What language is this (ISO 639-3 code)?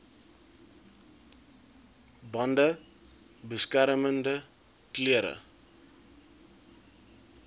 afr